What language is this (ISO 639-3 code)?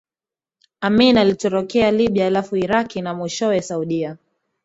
swa